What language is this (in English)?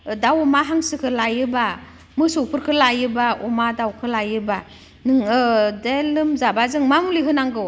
Bodo